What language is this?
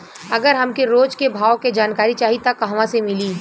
Bhojpuri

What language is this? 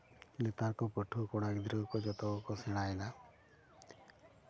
Santali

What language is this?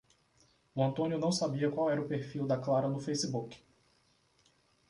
Portuguese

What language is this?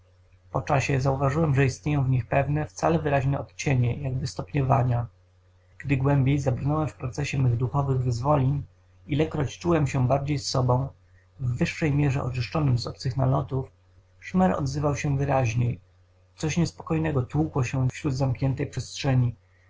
Polish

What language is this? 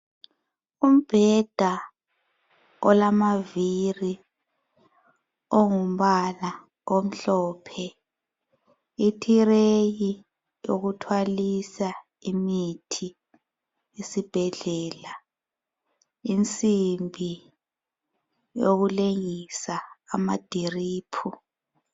North Ndebele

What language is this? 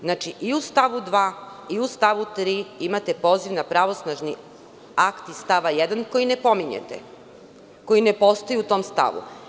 Serbian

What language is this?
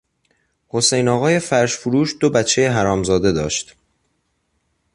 Persian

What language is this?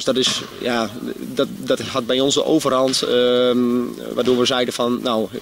Dutch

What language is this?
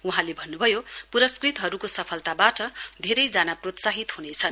Nepali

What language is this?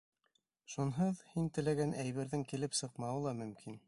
Bashkir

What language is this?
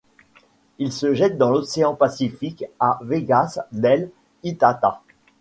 French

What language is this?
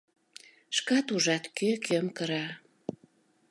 Mari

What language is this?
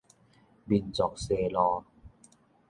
Min Nan Chinese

